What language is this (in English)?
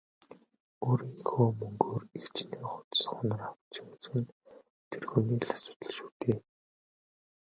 Mongolian